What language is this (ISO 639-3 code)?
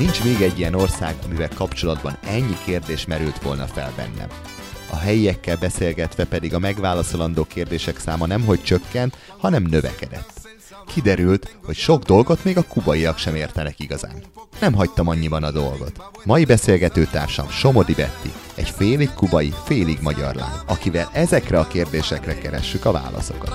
hun